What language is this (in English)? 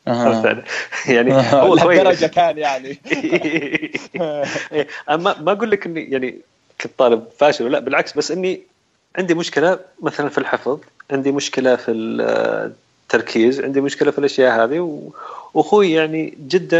Arabic